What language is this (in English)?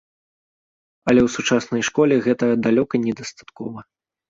Belarusian